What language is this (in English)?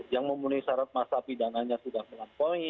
Indonesian